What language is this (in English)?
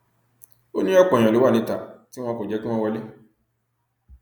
Yoruba